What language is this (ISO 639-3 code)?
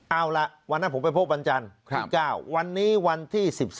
tha